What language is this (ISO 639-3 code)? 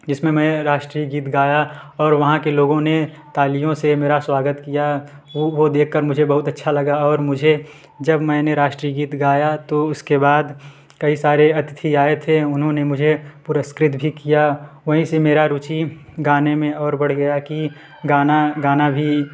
hin